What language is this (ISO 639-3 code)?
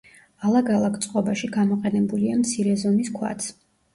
kat